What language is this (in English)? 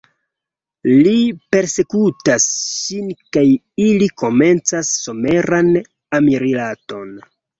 Esperanto